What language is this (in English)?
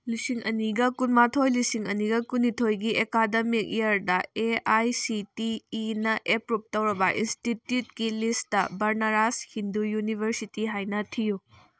Manipuri